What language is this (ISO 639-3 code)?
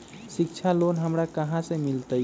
mag